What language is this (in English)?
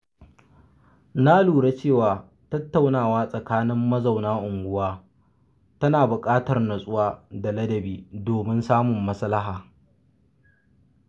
Hausa